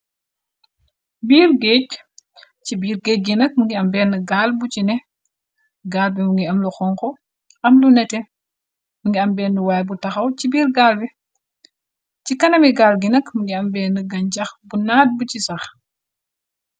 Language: Wolof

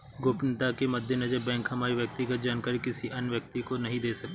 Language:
Hindi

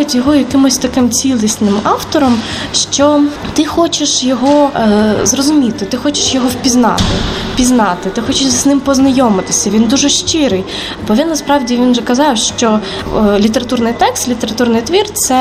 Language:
Ukrainian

